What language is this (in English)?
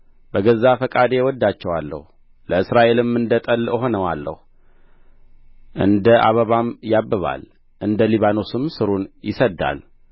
Amharic